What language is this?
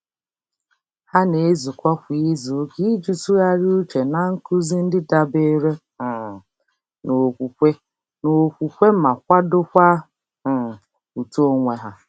Igbo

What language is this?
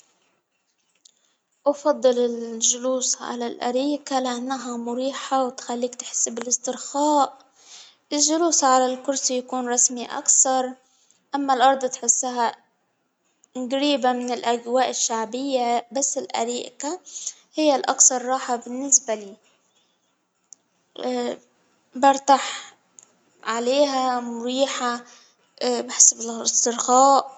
Hijazi Arabic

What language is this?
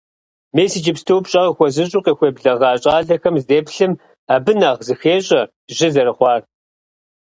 Kabardian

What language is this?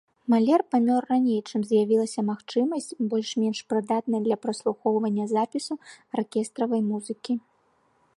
Belarusian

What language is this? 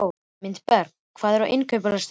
Icelandic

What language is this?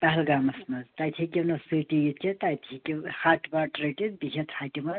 Kashmiri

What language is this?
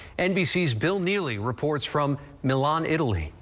English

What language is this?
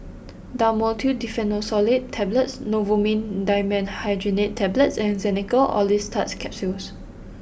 English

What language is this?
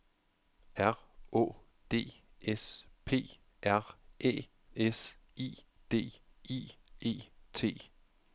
Danish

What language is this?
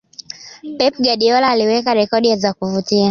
Swahili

